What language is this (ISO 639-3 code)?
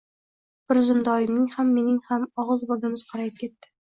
uzb